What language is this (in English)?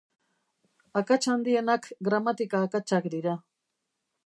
Basque